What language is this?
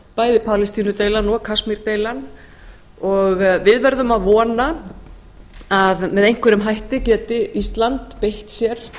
Icelandic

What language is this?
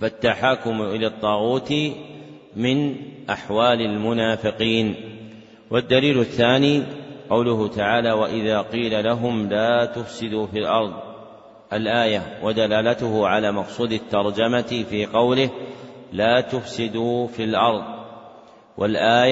Arabic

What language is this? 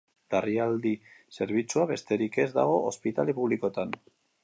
Basque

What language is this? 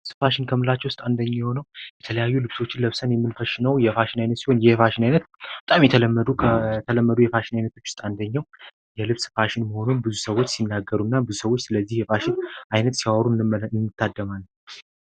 Amharic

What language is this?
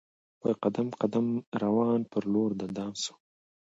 Pashto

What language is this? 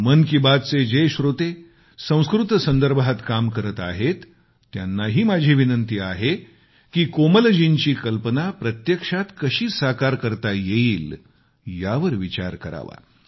Marathi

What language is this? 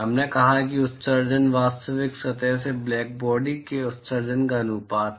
Hindi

